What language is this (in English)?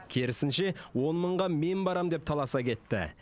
Kazakh